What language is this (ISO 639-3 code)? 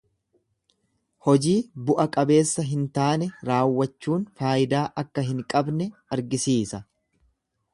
orm